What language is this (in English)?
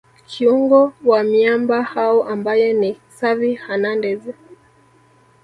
Swahili